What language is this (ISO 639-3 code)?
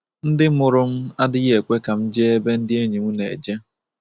ibo